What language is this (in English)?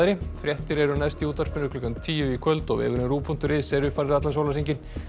Icelandic